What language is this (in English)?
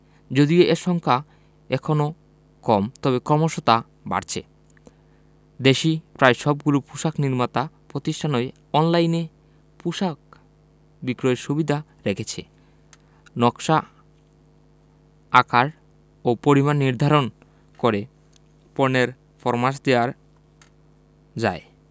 Bangla